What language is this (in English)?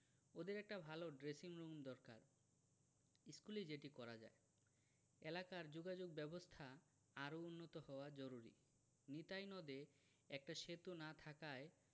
Bangla